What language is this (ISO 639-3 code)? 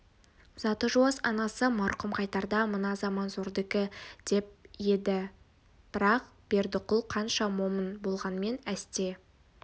kaz